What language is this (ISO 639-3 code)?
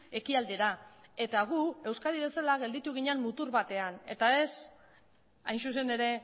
eus